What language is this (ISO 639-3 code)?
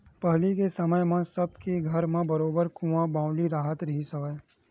hne